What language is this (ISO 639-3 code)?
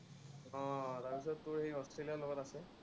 asm